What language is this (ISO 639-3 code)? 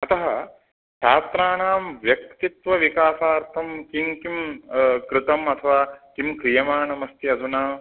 san